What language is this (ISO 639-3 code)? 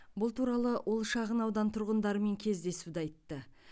kaz